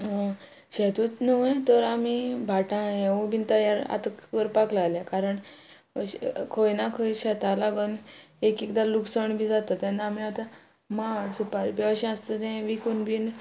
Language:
Konkani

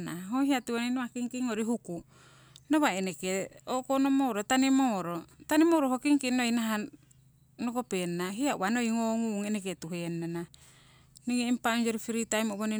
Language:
Siwai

